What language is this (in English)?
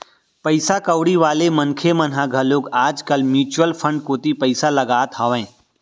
Chhattisgarhi